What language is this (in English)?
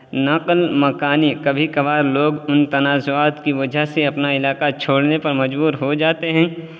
Urdu